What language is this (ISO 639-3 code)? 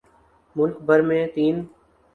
urd